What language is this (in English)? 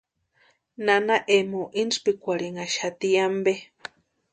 Western Highland Purepecha